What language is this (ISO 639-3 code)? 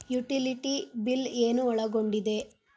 kan